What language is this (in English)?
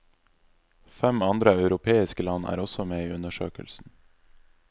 Norwegian